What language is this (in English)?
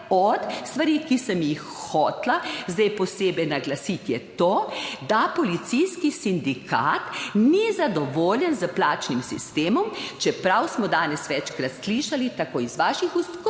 Slovenian